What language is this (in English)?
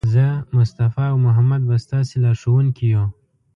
Pashto